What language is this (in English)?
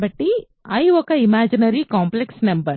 Telugu